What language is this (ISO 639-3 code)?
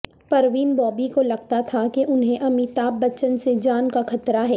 urd